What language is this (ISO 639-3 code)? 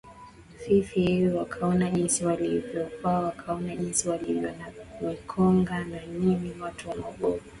swa